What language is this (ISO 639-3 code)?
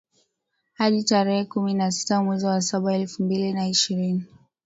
swa